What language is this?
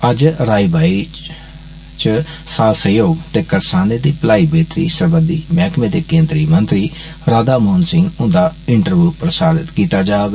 Dogri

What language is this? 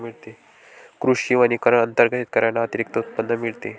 Marathi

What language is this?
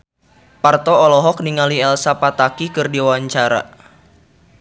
Sundanese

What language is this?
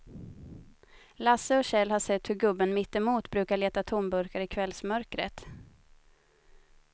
Swedish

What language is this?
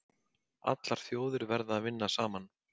Icelandic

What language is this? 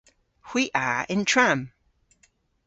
Cornish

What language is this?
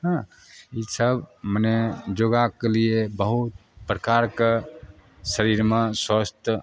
Maithili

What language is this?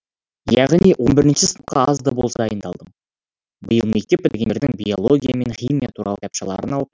Kazakh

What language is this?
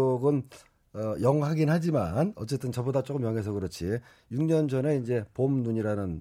Korean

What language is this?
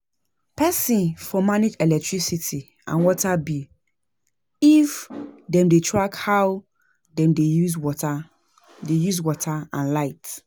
Nigerian Pidgin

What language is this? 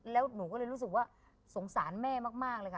Thai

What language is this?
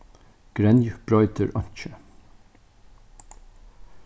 Faroese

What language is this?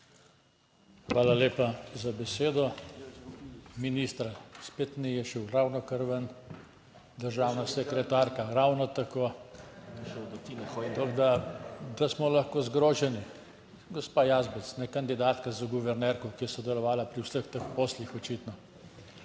Slovenian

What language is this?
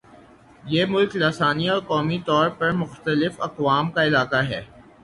Urdu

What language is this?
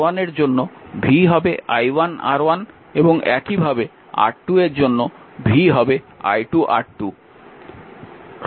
Bangla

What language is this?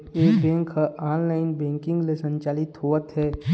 Chhattisgarhi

